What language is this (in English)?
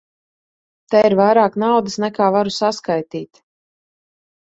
Latvian